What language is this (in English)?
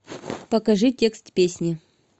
Russian